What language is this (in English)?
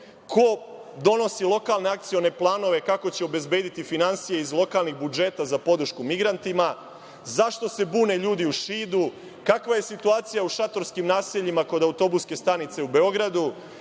Serbian